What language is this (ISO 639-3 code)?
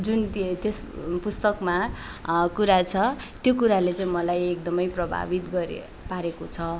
nep